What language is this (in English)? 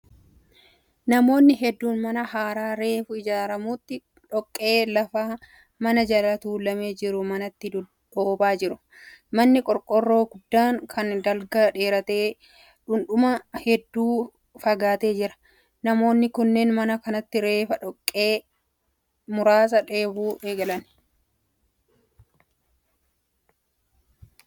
Oromo